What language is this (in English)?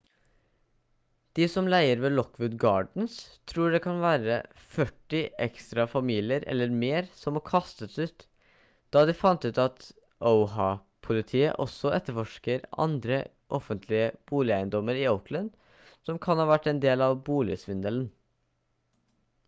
Norwegian Bokmål